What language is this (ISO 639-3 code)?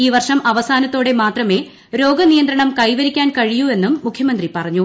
mal